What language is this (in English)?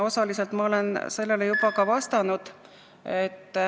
Estonian